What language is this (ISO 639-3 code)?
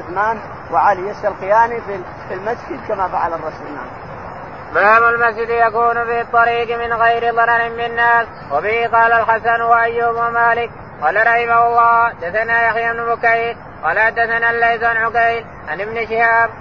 ara